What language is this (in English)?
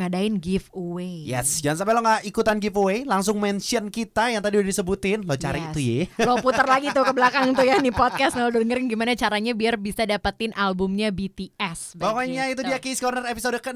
Indonesian